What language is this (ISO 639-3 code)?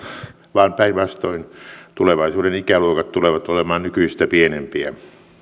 fin